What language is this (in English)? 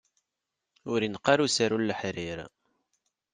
Kabyle